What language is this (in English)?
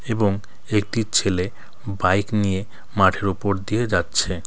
Bangla